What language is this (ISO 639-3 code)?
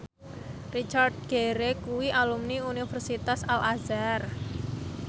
jav